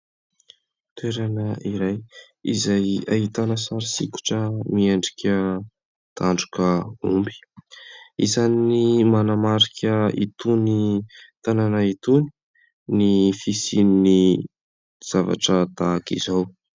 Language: Malagasy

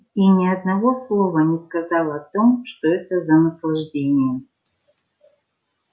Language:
Russian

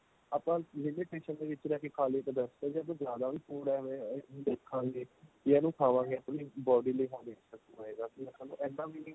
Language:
Punjabi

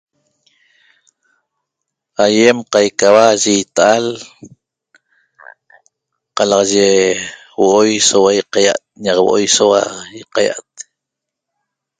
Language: Toba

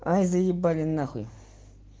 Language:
Russian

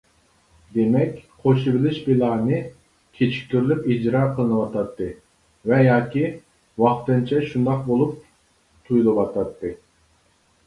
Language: Uyghur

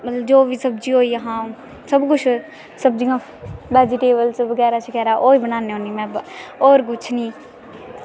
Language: Dogri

